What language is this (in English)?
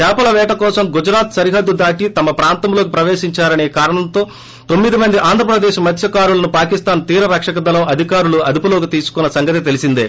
Telugu